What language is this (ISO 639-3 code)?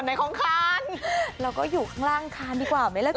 tha